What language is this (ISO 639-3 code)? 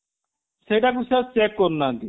ori